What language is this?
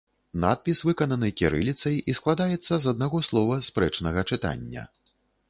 Belarusian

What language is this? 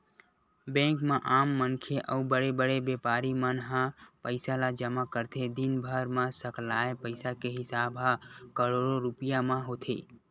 Chhattisgarhi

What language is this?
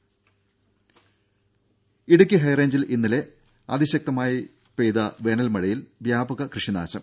Malayalam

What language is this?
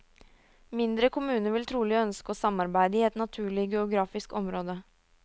Norwegian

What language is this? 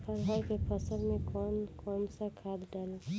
Bhojpuri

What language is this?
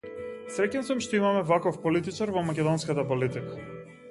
Macedonian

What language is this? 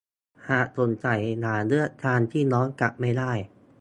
Thai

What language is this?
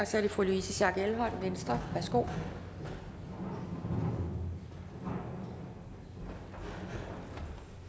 Danish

